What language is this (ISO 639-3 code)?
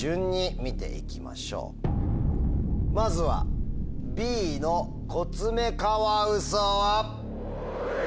jpn